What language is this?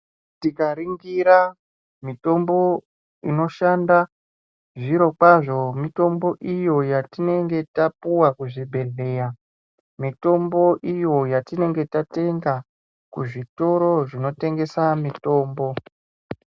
Ndau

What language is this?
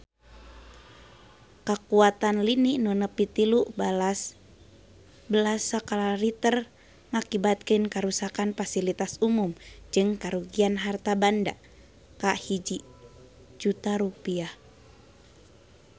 Sundanese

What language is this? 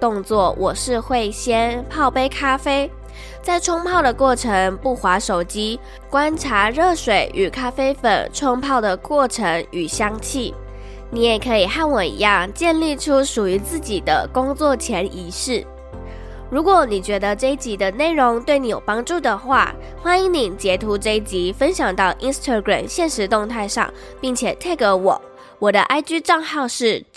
Chinese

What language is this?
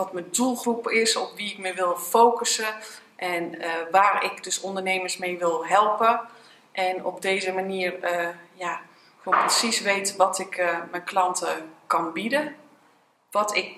Dutch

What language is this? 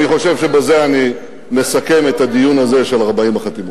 Hebrew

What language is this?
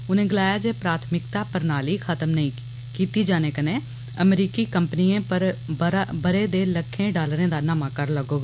Dogri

